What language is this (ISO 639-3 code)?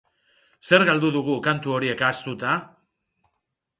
eus